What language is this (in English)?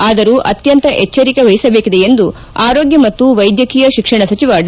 Kannada